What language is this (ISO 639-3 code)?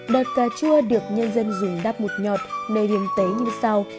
vie